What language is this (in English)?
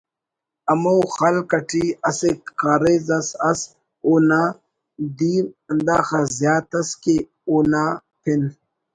Brahui